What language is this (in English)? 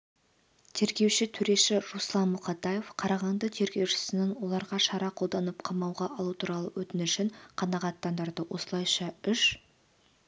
Kazakh